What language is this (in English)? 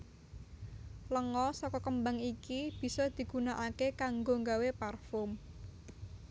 Javanese